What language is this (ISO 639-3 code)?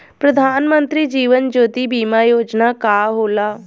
bho